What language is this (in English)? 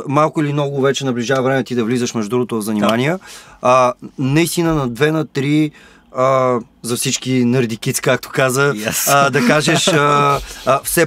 Bulgarian